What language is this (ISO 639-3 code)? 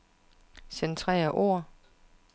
dan